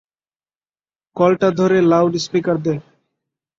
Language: Bangla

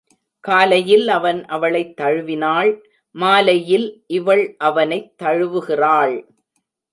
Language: Tamil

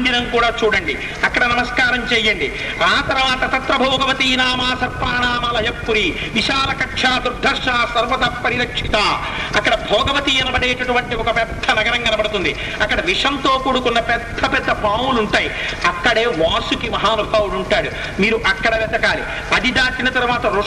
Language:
Telugu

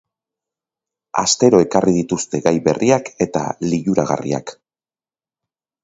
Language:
Basque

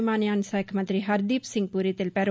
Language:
Telugu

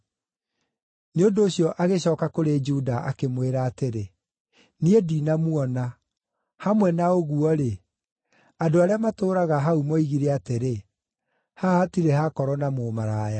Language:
Kikuyu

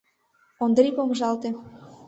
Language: Mari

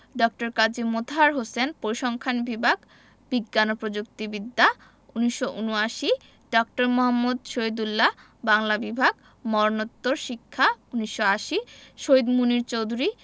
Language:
Bangla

